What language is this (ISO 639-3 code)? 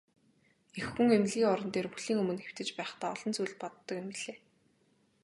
mon